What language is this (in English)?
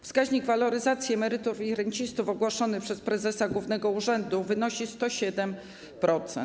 Polish